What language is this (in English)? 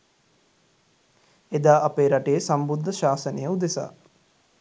Sinhala